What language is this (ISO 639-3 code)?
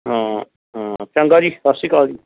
pan